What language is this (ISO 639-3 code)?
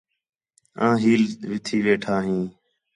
xhe